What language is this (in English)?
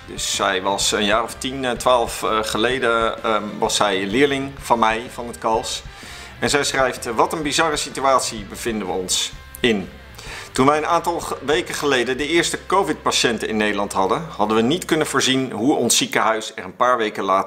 Dutch